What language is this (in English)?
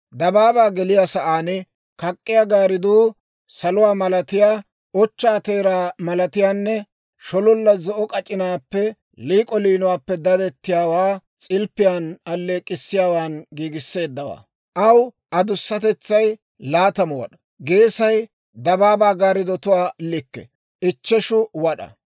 Dawro